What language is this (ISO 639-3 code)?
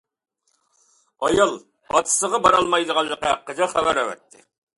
uig